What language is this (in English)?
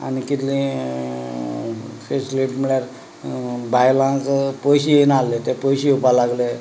Konkani